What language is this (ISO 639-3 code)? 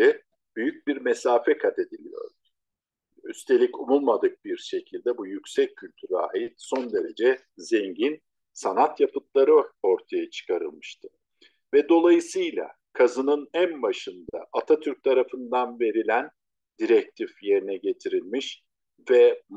tur